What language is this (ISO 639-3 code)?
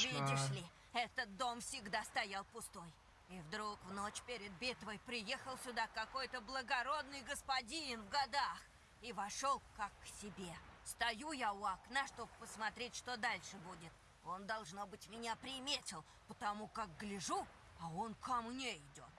rus